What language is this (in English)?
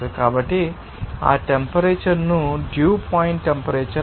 Telugu